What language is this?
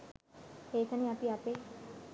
Sinhala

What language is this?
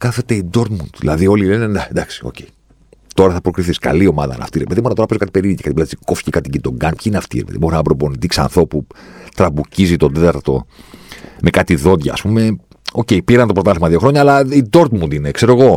Greek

